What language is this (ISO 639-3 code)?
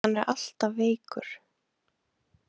isl